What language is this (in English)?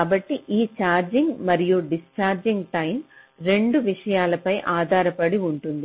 Telugu